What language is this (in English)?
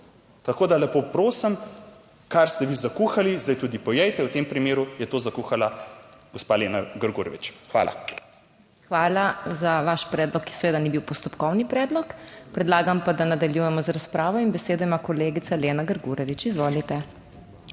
Slovenian